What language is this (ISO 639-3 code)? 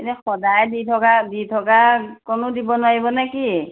asm